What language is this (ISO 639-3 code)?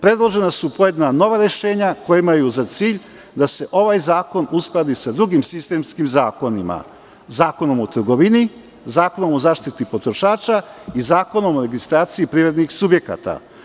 srp